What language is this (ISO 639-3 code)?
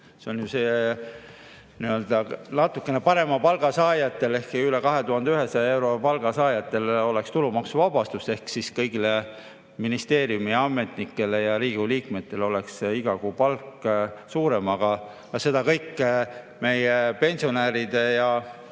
est